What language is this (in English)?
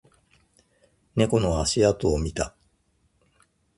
Japanese